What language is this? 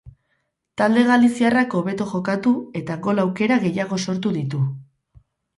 Basque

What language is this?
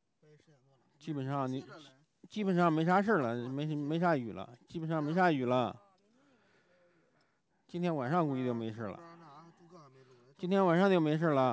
Chinese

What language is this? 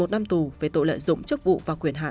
Vietnamese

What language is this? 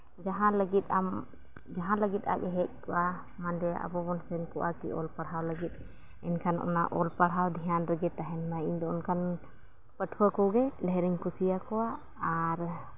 Santali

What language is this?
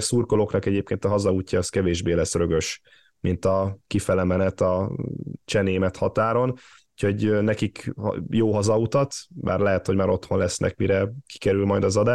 Hungarian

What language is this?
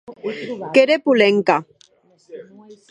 Occitan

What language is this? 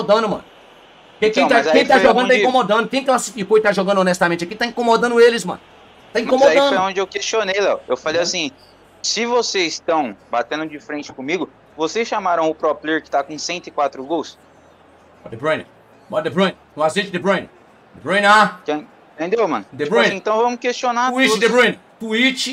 Portuguese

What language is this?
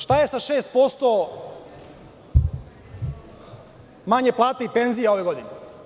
Serbian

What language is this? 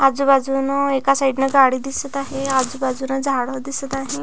Marathi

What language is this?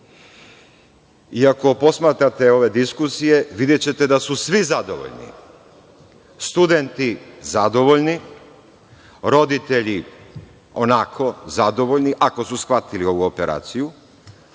Serbian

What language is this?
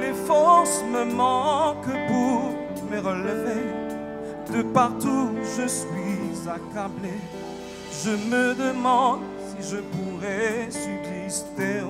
French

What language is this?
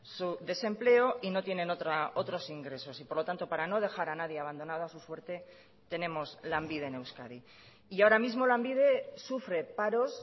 Spanish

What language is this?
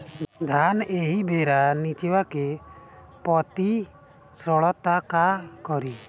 Bhojpuri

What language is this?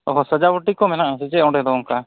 Santali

